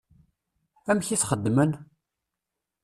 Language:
Kabyle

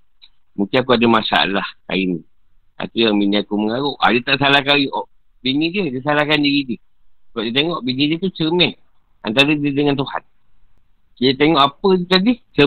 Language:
Malay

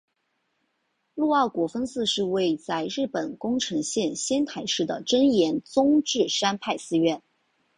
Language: Chinese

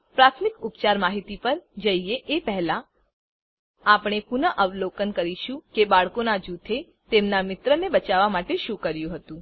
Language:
Gujarati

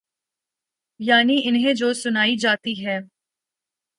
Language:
Urdu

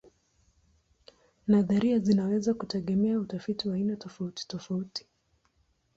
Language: Swahili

